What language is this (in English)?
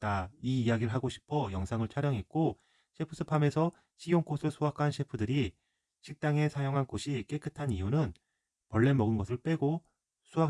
Korean